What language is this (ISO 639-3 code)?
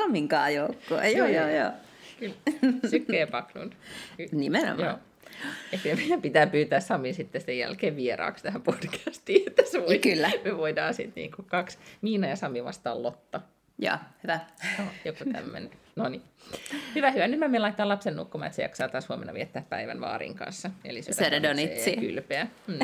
fin